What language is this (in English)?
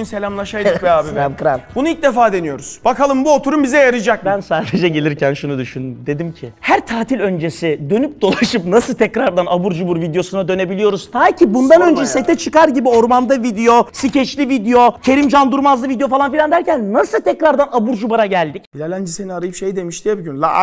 Turkish